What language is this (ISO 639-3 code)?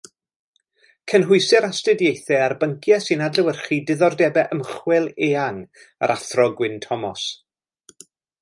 cym